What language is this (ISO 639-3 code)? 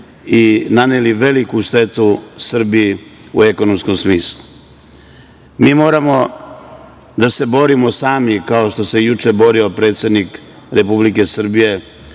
srp